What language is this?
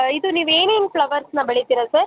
Kannada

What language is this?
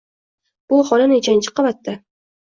Uzbek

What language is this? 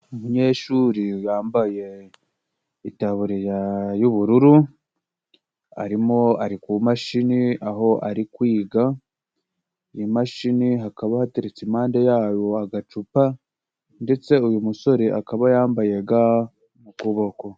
Kinyarwanda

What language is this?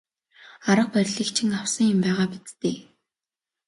Mongolian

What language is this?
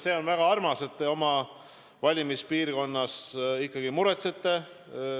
Estonian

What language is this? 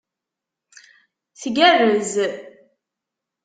Kabyle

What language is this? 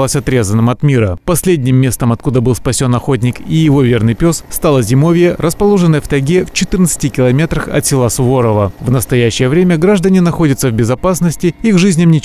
Russian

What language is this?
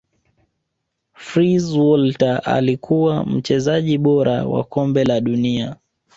Swahili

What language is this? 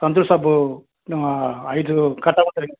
Telugu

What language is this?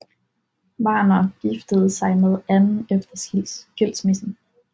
Danish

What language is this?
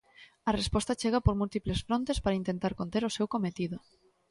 Galician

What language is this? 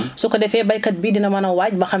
Wolof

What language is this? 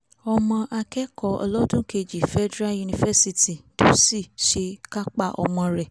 Yoruba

